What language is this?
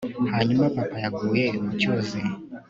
Kinyarwanda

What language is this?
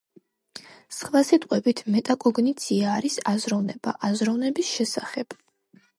Georgian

